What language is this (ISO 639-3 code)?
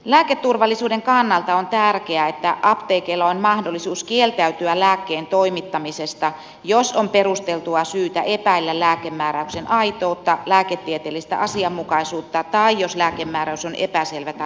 fin